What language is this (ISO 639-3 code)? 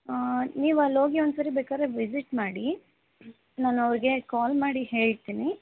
kan